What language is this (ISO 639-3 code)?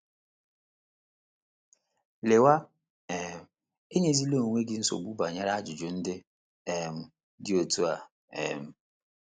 ibo